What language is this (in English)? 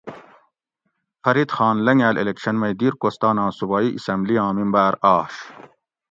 Gawri